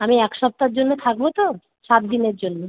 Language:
Bangla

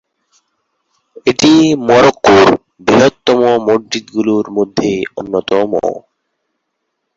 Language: Bangla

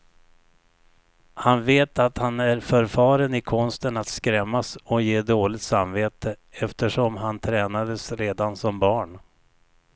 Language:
Swedish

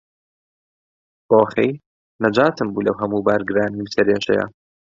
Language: Central Kurdish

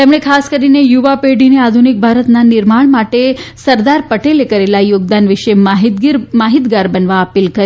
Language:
Gujarati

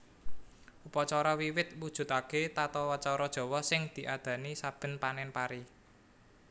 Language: Javanese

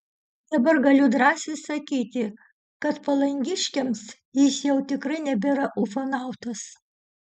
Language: Lithuanian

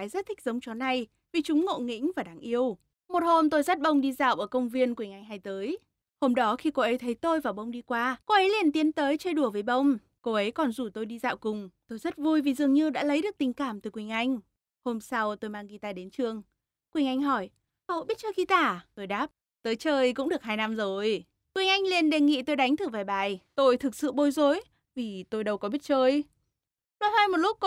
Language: Vietnamese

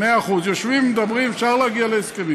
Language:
Hebrew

